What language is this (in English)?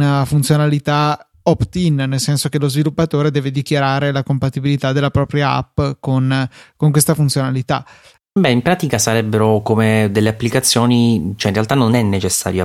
Italian